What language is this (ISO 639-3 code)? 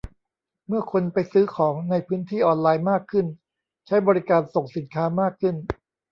tha